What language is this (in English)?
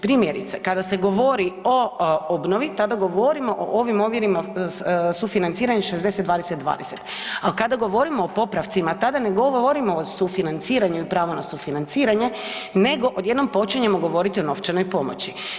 Croatian